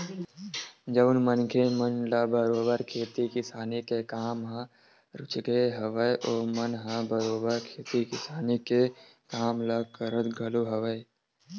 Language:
Chhattisgarhi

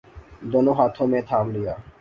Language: Urdu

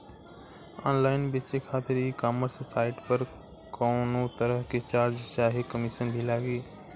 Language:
Bhojpuri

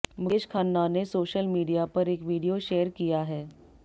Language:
Hindi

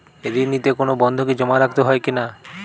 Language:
Bangla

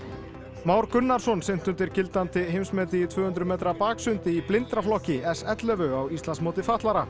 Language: Icelandic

